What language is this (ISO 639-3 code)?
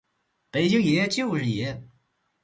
zho